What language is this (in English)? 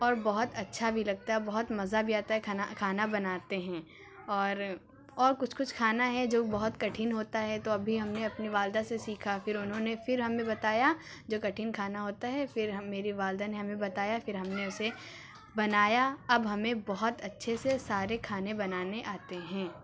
Urdu